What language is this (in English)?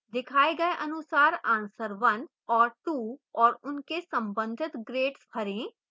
Hindi